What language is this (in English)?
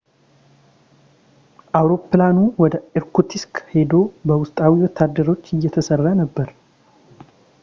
Amharic